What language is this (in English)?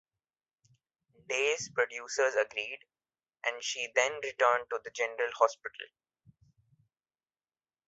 English